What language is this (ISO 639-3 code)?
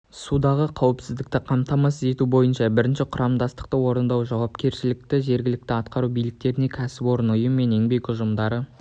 kaz